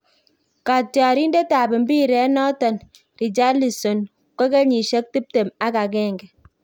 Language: Kalenjin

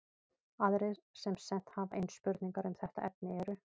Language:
Icelandic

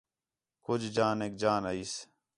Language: Khetrani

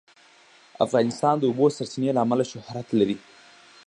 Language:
Pashto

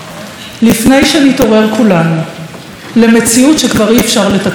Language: Hebrew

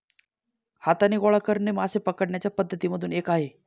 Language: Marathi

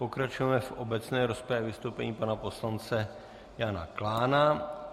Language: Czech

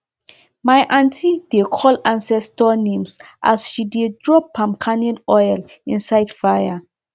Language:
Nigerian Pidgin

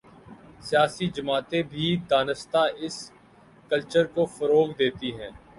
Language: Urdu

